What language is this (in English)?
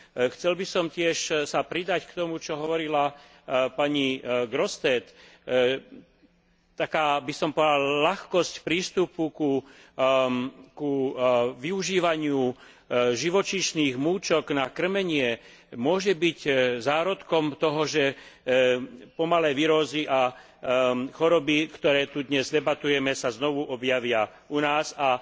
Slovak